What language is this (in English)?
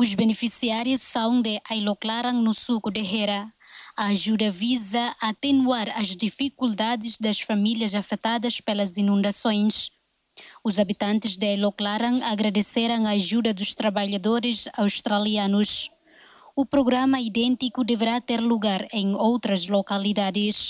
Portuguese